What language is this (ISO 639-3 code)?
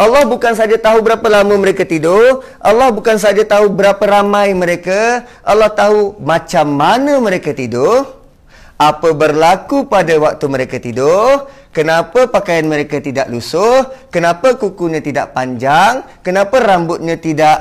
msa